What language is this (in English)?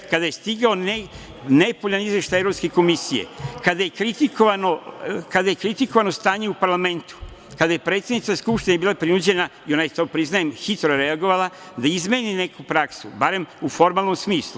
Serbian